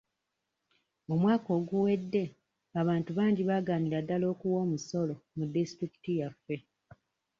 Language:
Ganda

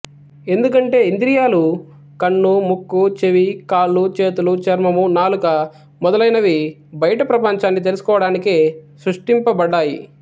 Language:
Telugu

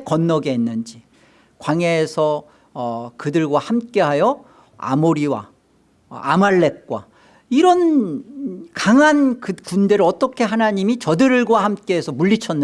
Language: Korean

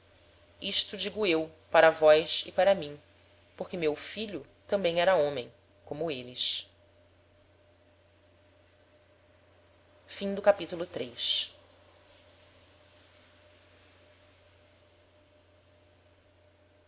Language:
Portuguese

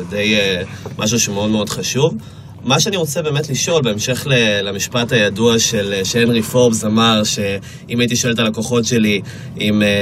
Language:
Hebrew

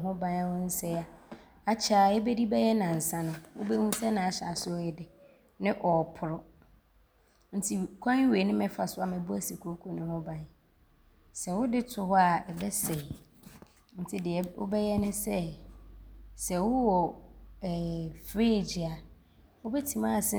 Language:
Abron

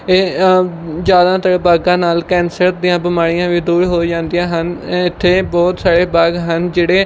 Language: Punjabi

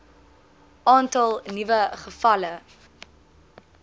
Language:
Afrikaans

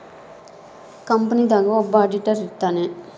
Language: Kannada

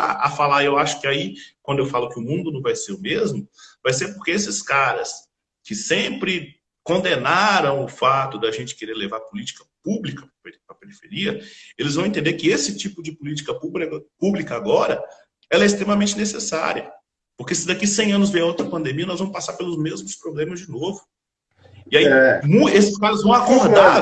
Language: Portuguese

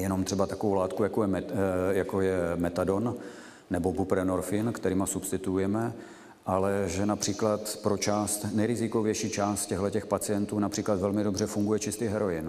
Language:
Czech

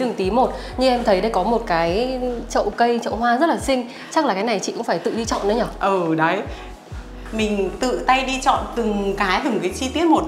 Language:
Vietnamese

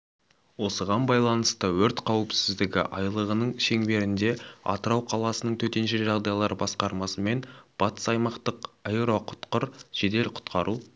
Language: Kazakh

